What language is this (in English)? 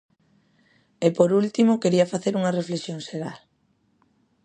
Galician